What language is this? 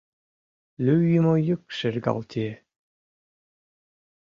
Mari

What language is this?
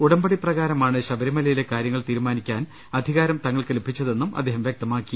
Malayalam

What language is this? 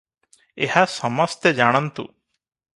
Odia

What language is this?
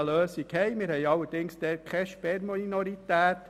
Swiss German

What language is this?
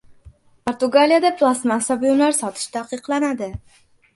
Uzbek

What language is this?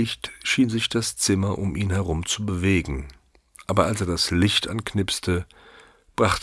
German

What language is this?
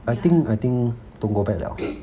English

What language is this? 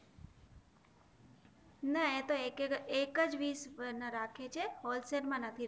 Gujarati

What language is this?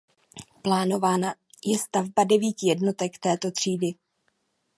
Czech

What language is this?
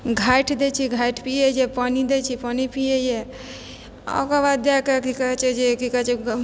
Maithili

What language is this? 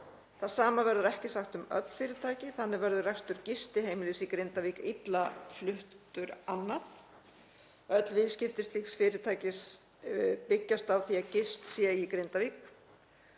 Icelandic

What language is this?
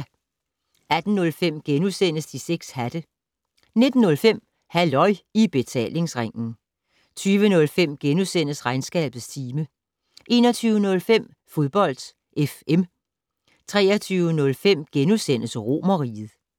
Danish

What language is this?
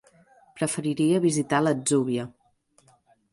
Catalan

